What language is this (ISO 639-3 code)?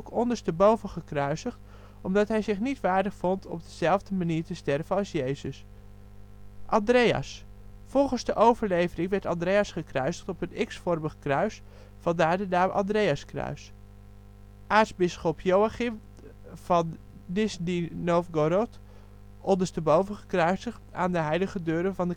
nld